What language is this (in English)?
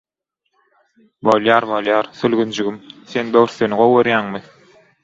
Turkmen